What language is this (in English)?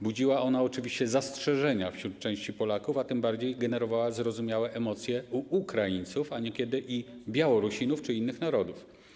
Polish